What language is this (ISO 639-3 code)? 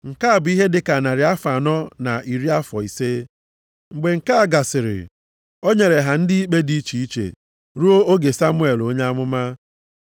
ibo